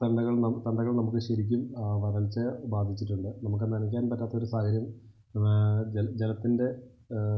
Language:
Malayalam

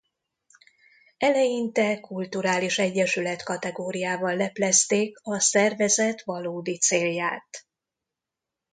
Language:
Hungarian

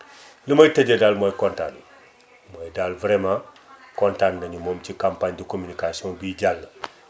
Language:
Wolof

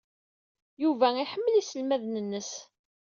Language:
Kabyle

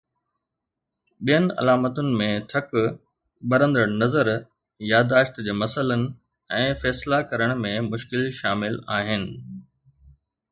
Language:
Sindhi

